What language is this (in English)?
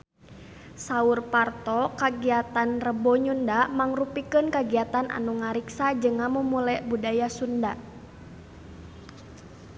Sundanese